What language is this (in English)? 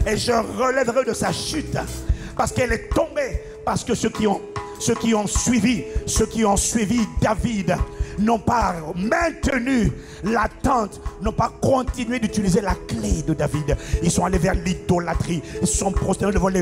French